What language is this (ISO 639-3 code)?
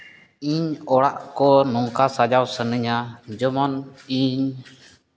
sat